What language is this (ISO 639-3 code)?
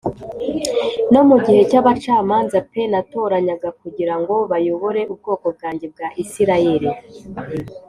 kin